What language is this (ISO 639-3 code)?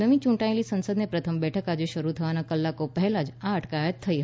guj